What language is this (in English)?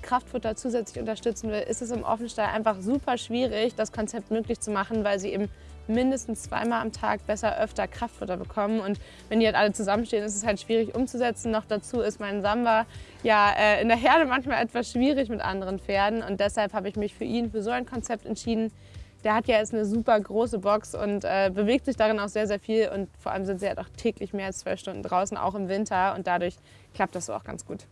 German